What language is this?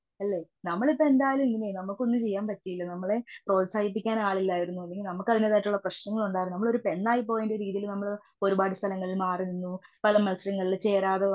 Malayalam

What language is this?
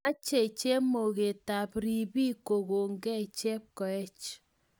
Kalenjin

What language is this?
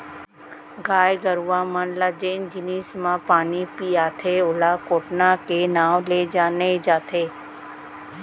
Chhattisgarhi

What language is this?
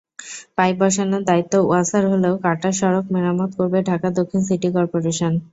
Bangla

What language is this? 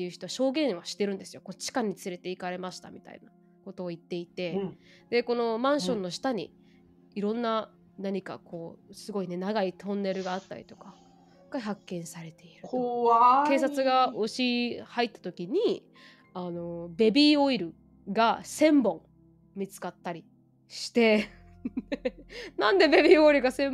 Japanese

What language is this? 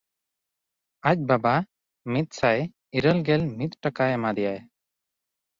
Santali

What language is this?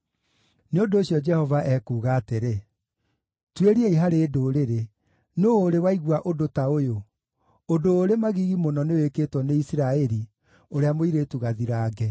Kikuyu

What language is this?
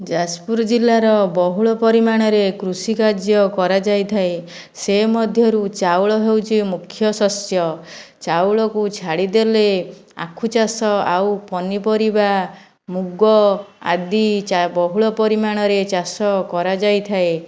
Odia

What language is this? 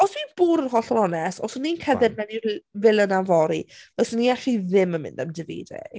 Welsh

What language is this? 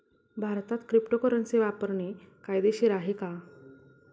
Marathi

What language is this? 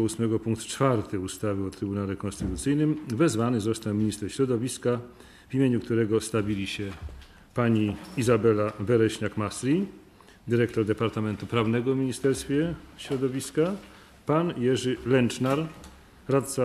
Polish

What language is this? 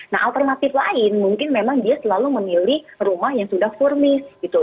Indonesian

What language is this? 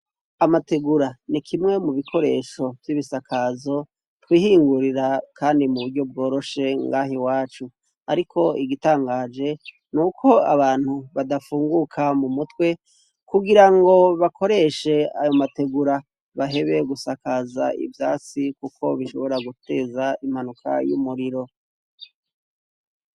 Rundi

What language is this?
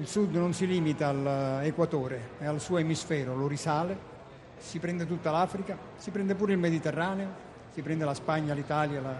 Italian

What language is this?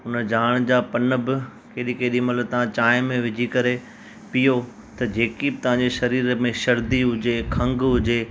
Sindhi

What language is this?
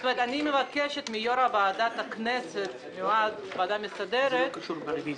Hebrew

